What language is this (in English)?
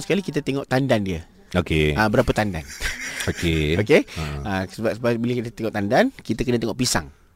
Malay